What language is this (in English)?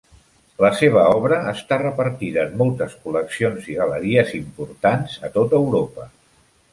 Catalan